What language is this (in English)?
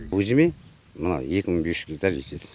Kazakh